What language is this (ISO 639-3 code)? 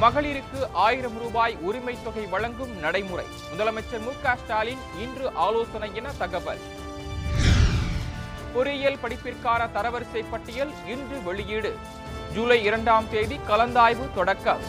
tam